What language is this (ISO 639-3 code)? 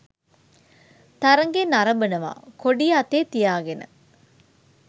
sin